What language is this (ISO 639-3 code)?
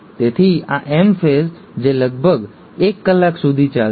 guj